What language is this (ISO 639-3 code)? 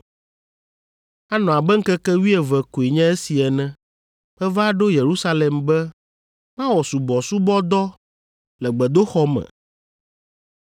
ewe